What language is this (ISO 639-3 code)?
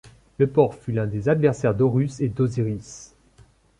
fra